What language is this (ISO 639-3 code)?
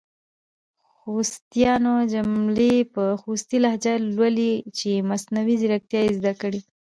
pus